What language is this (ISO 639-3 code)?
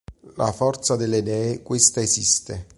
ita